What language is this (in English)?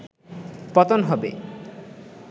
Bangla